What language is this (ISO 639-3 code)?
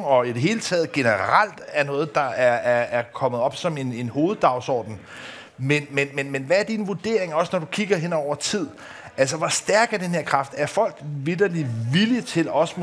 dan